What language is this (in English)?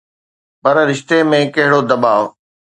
Sindhi